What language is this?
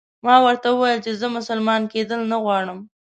Pashto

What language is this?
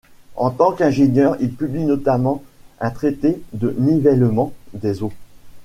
French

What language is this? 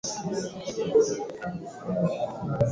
Swahili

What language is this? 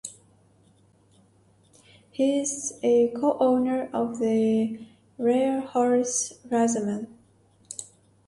English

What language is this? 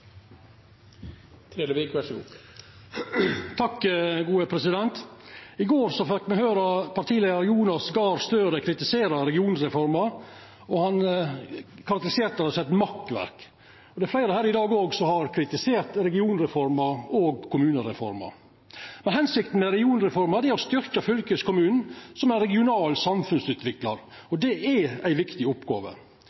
Norwegian Nynorsk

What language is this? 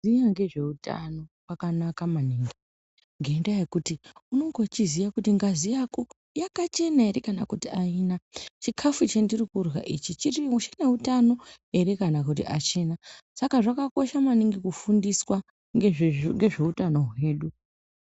Ndau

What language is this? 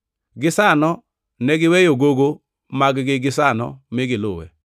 Luo (Kenya and Tanzania)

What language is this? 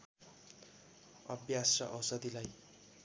Nepali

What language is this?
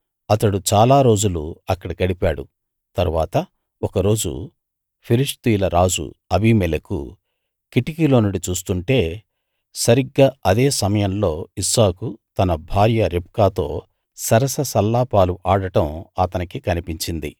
Telugu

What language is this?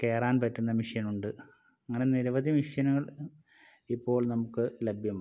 Malayalam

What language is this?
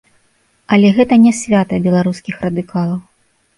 Belarusian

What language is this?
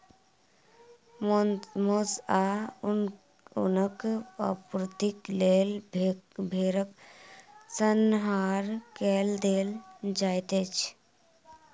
Maithili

